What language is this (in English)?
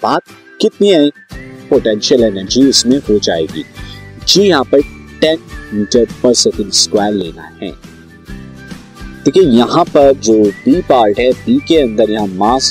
Hindi